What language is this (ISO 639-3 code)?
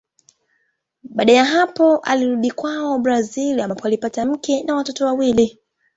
swa